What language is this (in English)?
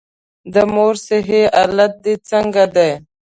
Pashto